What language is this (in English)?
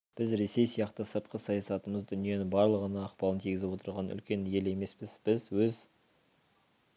Kazakh